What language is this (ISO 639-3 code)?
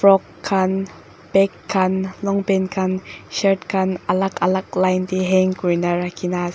nag